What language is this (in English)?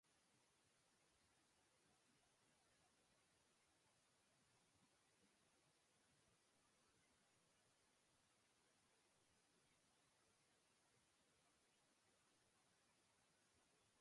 Slovenian